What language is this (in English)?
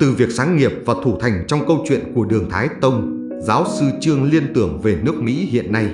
Vietnamese